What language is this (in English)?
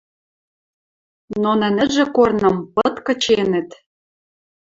Western Mari